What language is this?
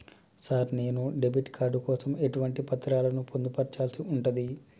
Telugu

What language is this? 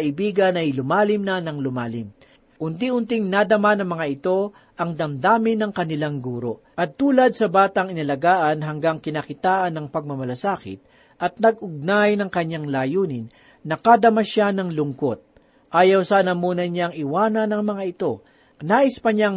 Filipino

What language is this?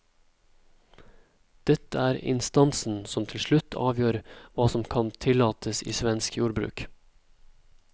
Norwegian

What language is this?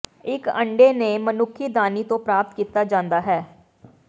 Punjabi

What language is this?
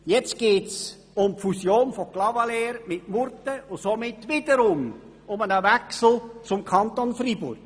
Swiss German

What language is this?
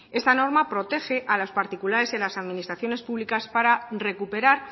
Spanish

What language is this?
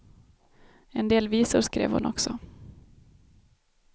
Swedish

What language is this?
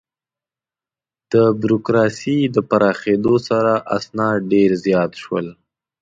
Pashto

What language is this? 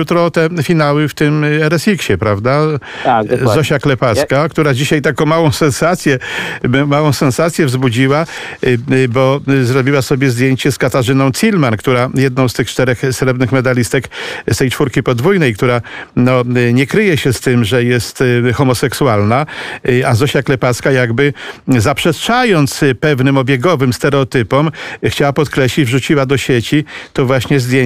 Polish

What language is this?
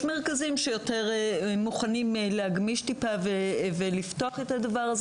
Hebrew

